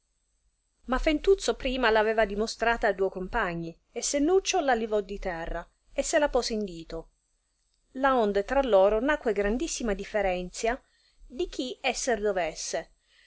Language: Italian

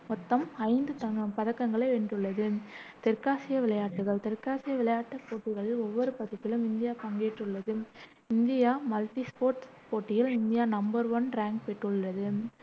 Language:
Tamil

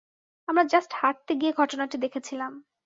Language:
Bangla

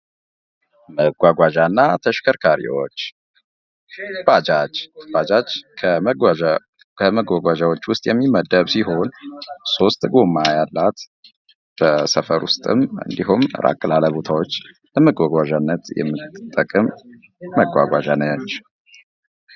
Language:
Amharic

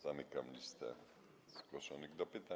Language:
Polish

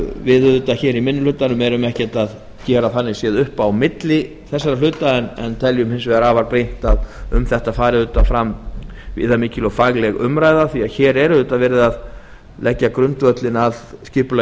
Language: Icelandic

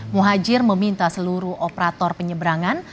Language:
Indonesian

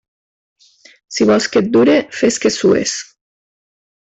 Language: Catalan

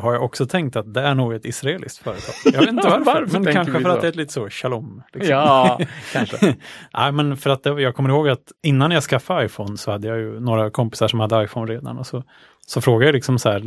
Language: Swedish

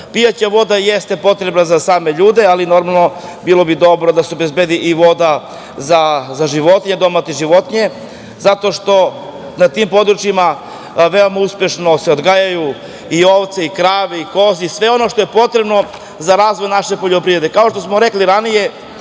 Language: Serbian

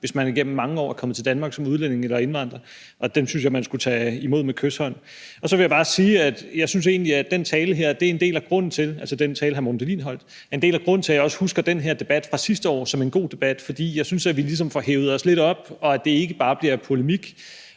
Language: Danish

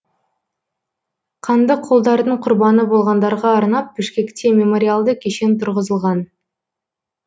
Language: Kazakh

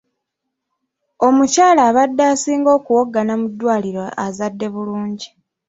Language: Ganda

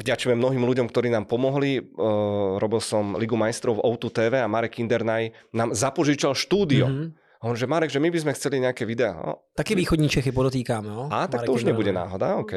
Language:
Czech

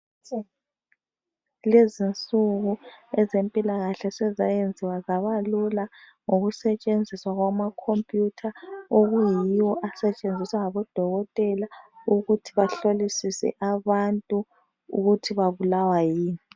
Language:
North Ndebele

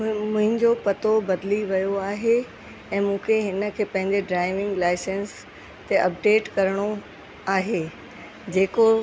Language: Sindhi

